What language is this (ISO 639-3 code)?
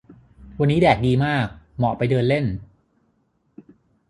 tha